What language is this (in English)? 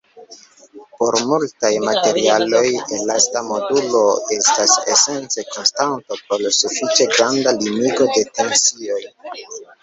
Esperanto